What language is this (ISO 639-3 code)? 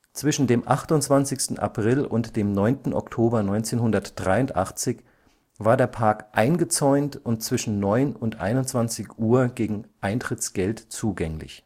deu